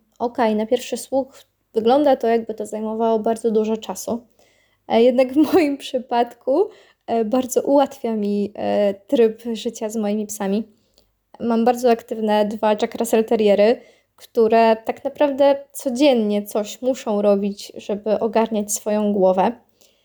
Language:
Polish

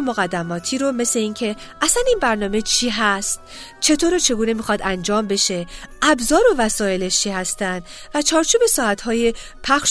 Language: Persian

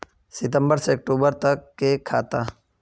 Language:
Magahi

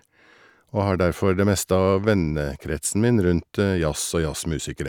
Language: Norwegian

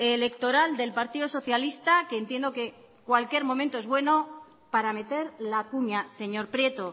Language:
Spanish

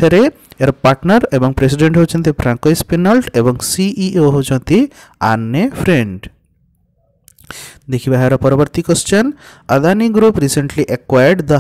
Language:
Hindi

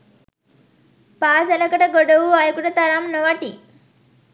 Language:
Sinhala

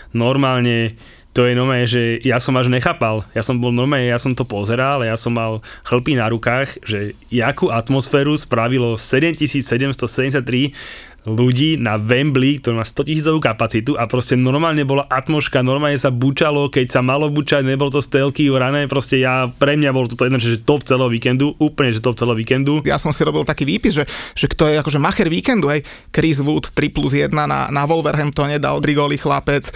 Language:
Slovak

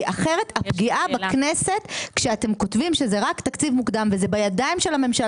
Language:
Hebrew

